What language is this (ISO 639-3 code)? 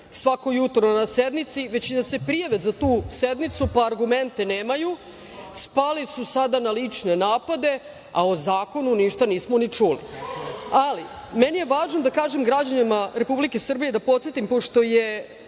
srp